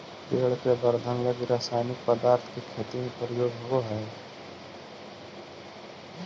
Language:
Magahi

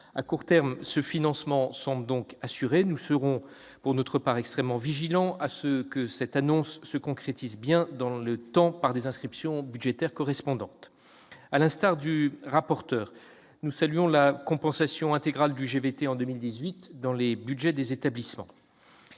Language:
French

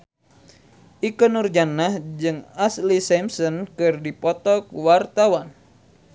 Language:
Sundanese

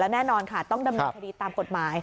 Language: Thai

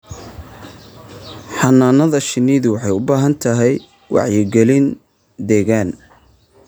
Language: Somali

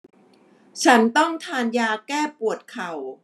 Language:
Thai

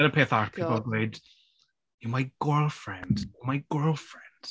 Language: Welsh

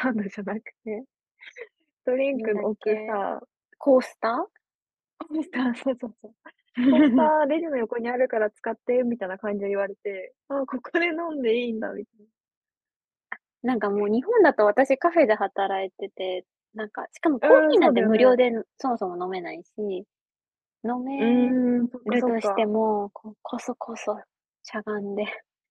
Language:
Japanese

